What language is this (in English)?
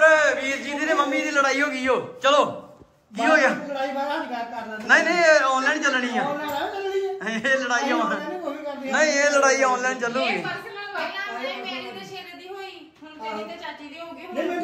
Punjabi